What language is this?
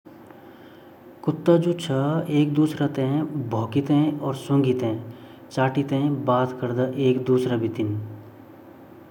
Garhwali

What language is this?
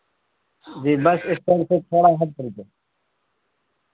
Urdu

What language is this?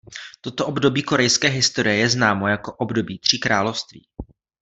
Czech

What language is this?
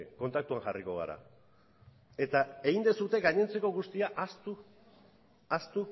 Basque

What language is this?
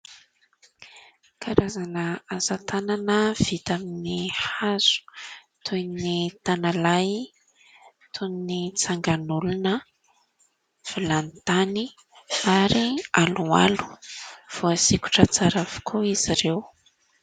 Malagasy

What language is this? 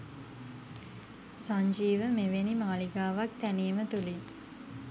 Sinhala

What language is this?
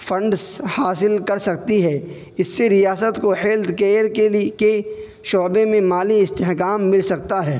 Urdu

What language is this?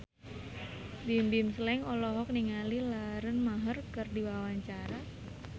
Sundanese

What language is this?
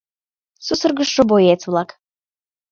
Mari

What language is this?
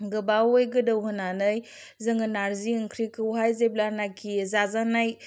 Bodo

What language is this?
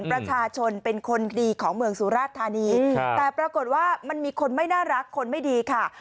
Thai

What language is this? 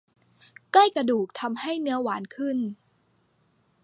Thai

